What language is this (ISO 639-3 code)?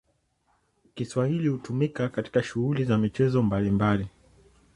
swa